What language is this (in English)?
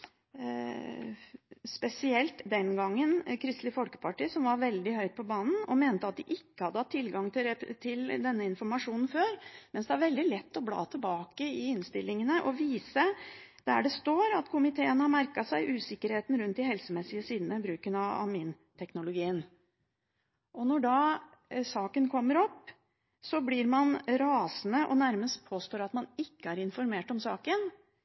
Norwegian Bokmål